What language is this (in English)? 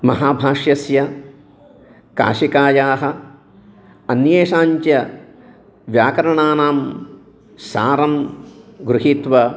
Sanskrit